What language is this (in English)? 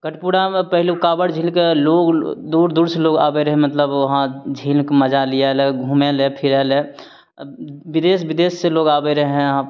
Maithili